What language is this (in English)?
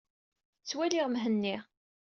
Kabyle